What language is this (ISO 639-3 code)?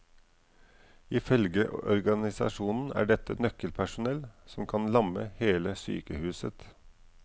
nor